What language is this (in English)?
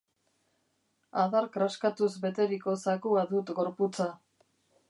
Basque